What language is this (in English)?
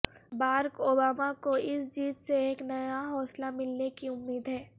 Urdu